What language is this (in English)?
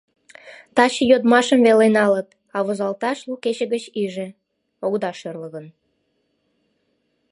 Mari